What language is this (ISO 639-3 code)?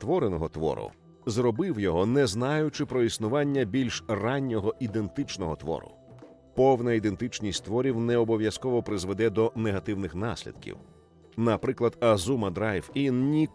ukr